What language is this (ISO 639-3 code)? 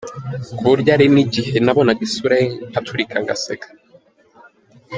kin